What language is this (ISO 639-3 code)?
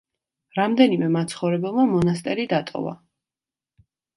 kat